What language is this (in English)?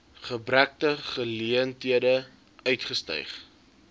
Afrikaans